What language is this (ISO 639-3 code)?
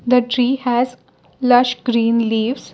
eng